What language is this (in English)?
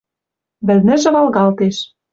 Western Mari